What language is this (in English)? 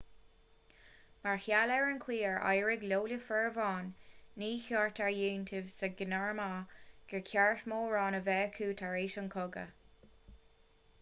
Irish